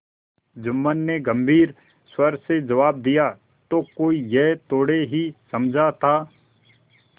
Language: Hindi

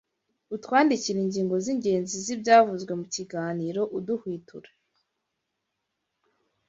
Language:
Kinyarwanda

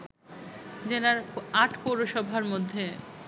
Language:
Bangla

